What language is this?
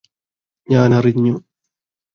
Malayalam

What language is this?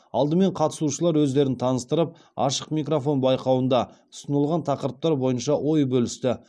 Kazakh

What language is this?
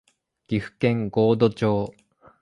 Japanese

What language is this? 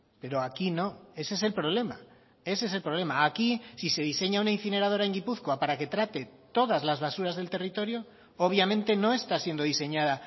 Spanish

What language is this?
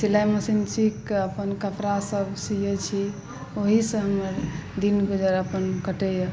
Maithili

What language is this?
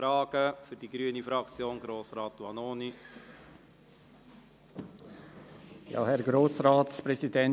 Swiss German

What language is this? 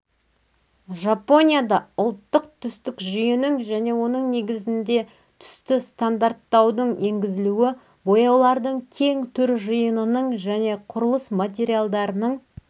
Kazakh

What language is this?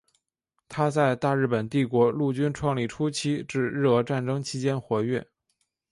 Chinese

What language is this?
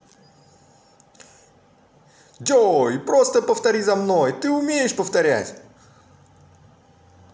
Russian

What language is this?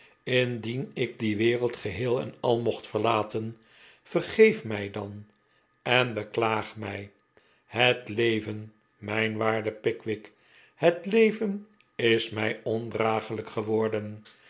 Dutch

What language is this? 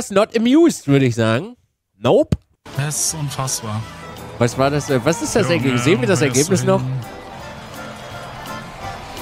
German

